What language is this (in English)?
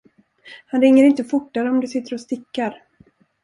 Swedish